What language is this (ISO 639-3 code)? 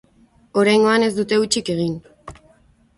eus